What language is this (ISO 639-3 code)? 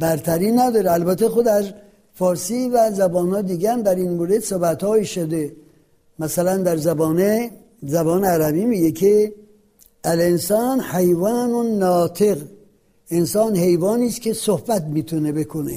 fas